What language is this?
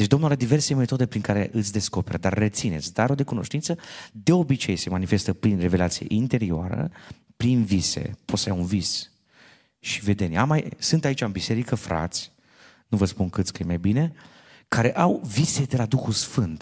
Romanian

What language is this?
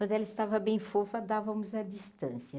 Portuguese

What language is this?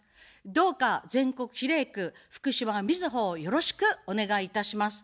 Japanese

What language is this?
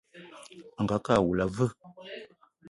Eton (Cameroon)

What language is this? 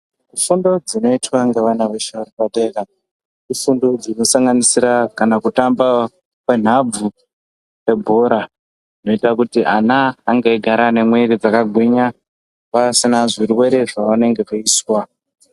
Ndau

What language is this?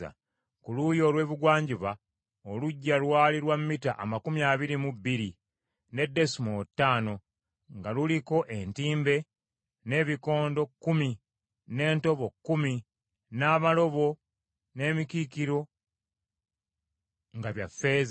Ganda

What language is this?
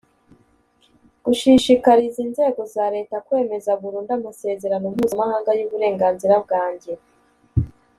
Kinyarwanda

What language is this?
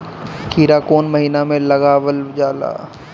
Bhojpuri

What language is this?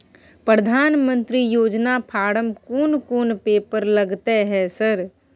Maithili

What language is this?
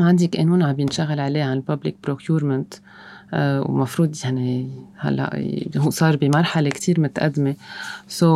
Arabic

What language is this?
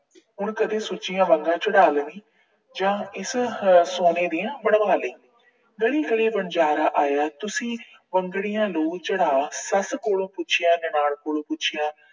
Punjabi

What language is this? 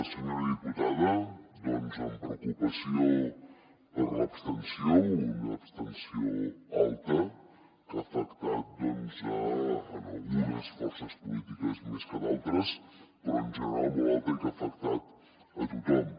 Catalan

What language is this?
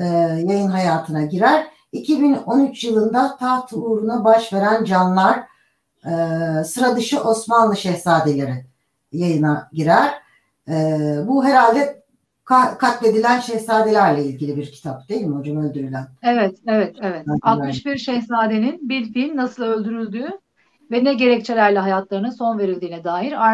Turkish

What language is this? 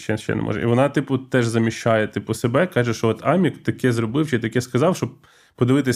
Ukrainian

